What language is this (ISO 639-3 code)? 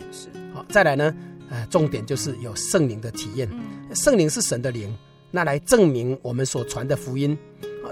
zho